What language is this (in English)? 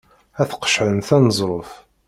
Kabyle